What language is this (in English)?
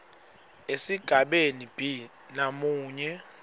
Swati